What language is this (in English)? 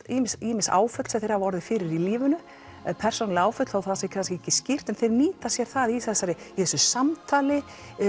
Icelandic